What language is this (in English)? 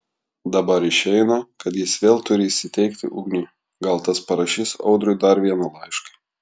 Lithuanian